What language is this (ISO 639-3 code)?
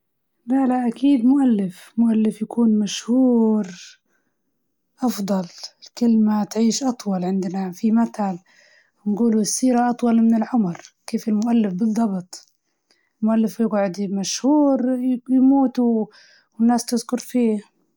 ayl